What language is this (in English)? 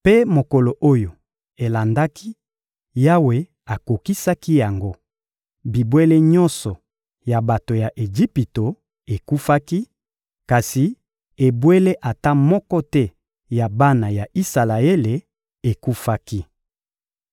Lingala